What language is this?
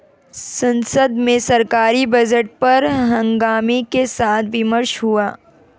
Hindi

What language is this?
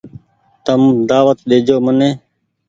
Goaria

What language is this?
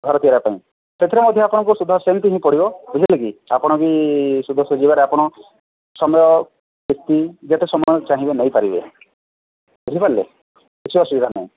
Odia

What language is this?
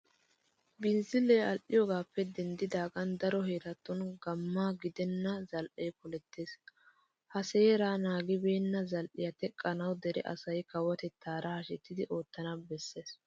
Wolaytta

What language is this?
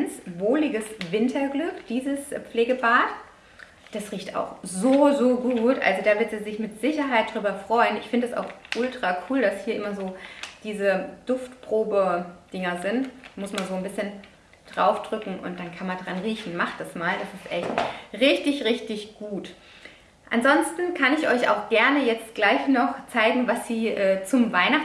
German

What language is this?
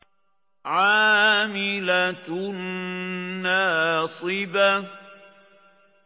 Arabic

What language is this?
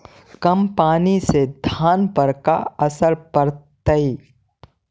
Magahi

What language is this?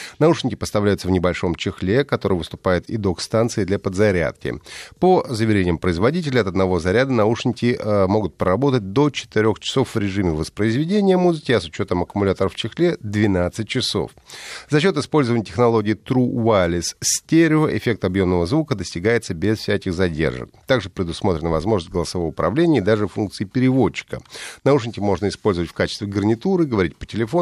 Russian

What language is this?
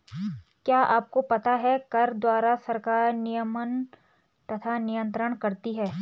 Hindi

